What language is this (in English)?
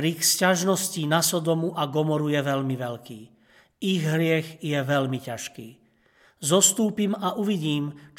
Slovak